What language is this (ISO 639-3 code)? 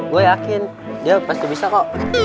ind